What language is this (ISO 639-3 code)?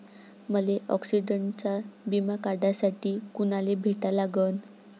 mar